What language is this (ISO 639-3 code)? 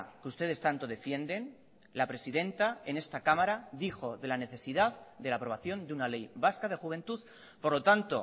spa